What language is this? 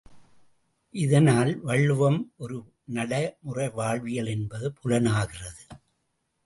Tamil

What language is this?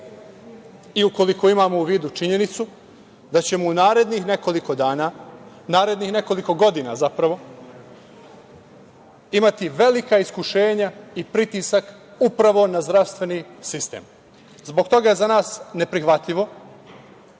Serbian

